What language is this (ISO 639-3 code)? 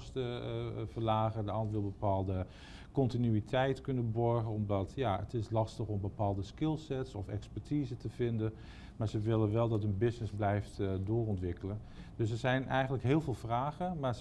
nld